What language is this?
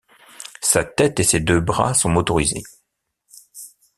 French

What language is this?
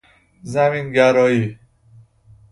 Persian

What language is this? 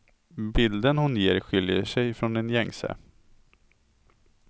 Swedish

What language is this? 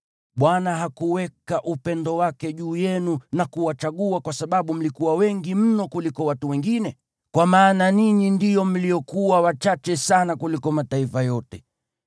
Swahili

